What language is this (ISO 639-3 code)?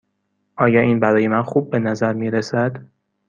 fas